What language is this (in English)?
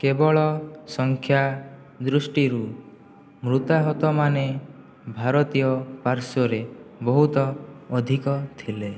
Odia